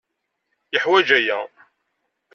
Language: Kabyle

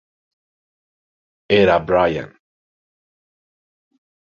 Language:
Spanish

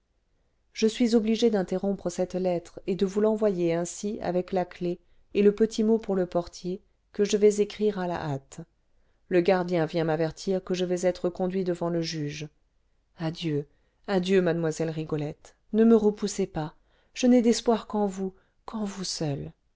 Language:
French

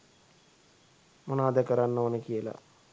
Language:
Sinhala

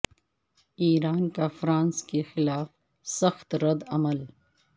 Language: Urdu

